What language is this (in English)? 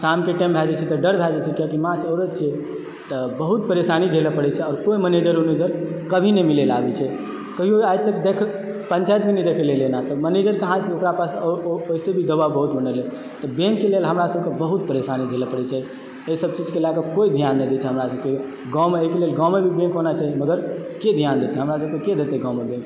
Maithili